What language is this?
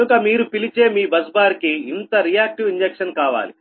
Telugu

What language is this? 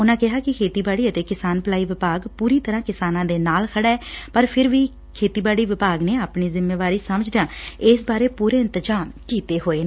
Punjabi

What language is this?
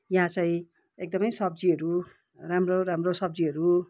Nepali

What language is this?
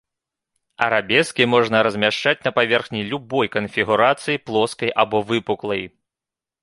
Belarusian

